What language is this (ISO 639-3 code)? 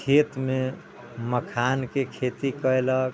mai